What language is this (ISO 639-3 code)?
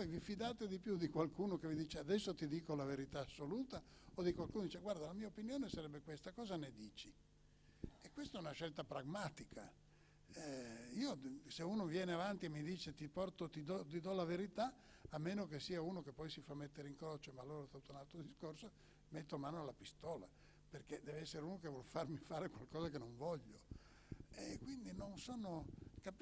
ita